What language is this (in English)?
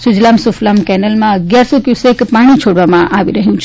Gujarati